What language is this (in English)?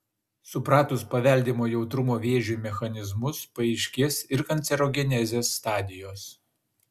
Lithuanian